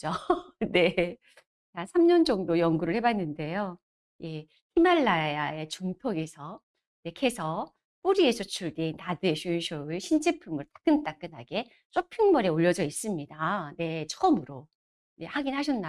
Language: Korean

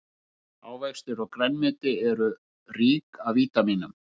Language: Icelandic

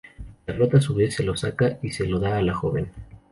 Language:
Spanish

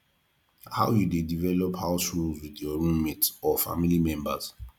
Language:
Nigerian Pidgin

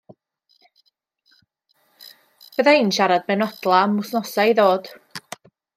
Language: Welsh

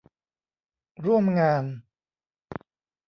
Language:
Thai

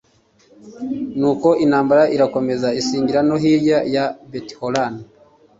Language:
Kinyarwanda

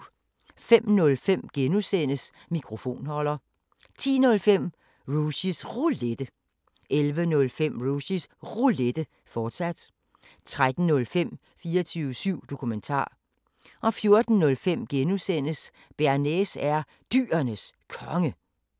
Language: Danish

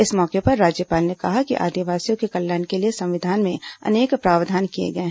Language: Hindi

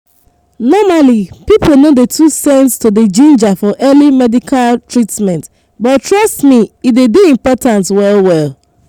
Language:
Nigerian Pidgin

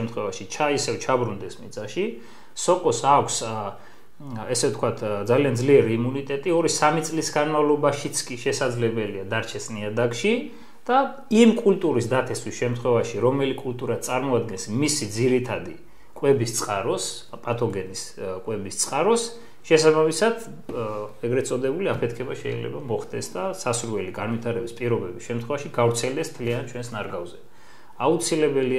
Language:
Romanian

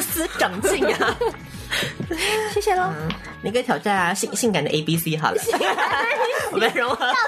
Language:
Chinese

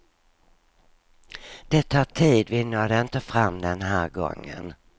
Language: Swedish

